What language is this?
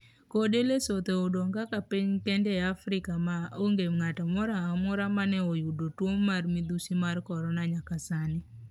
Luo (Kenya and Tanzania)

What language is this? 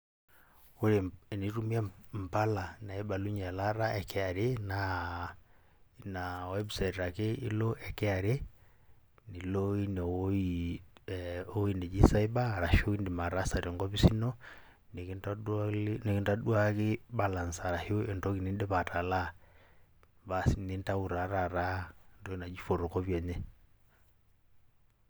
Masai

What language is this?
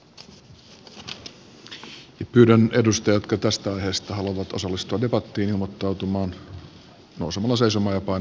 Finnish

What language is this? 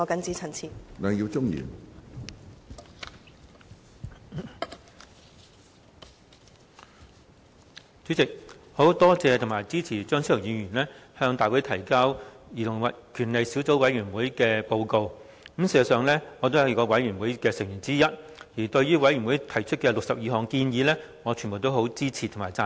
Cantonese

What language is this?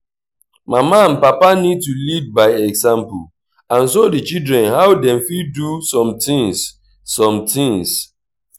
Nigerian Pidgin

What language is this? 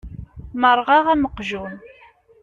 Kabyle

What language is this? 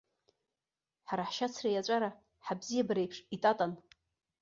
Abkhazian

